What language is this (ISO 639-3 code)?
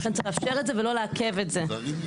heb